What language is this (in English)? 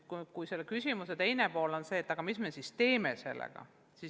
Estonian